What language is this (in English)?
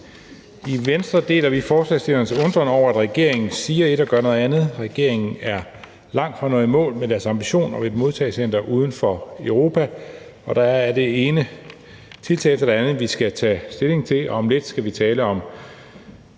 Danish